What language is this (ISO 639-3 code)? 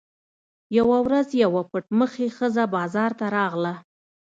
pus